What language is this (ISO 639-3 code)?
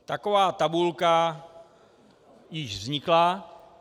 ces